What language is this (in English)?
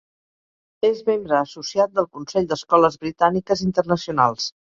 Catalan